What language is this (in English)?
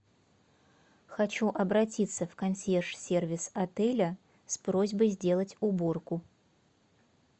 Russian